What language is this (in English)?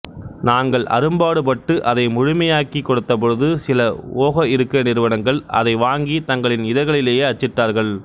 Tamil